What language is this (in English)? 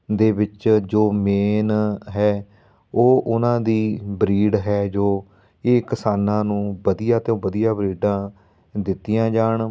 Punjabi